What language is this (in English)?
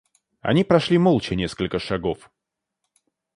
Russian